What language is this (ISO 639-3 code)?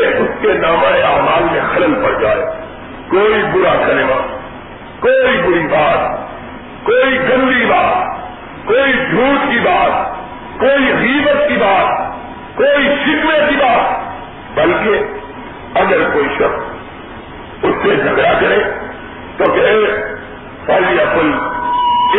urd